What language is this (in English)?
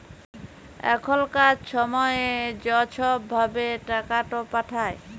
Bangla